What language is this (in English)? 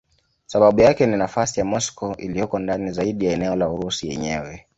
Swahili